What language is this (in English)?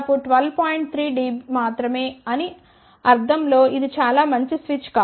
Telugu